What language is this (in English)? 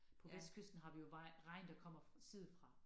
Danish